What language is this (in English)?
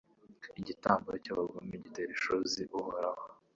Kinyarwanda